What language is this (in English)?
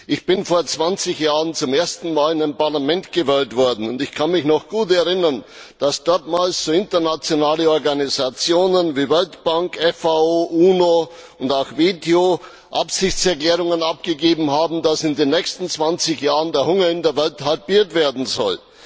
German